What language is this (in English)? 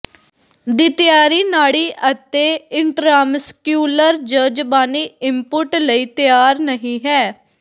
Punjabi